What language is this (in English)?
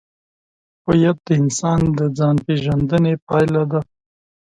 Pashto